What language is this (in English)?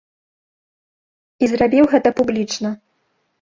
Belarusian